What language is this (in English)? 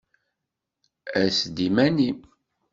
Kabyle